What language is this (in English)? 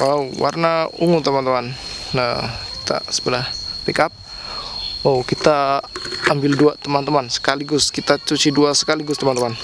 Indonesian